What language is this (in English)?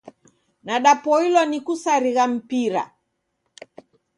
Taita